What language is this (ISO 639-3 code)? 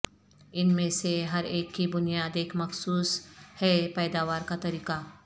urd